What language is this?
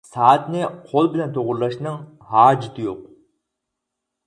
Uyghur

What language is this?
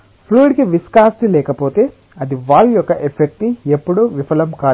Telugu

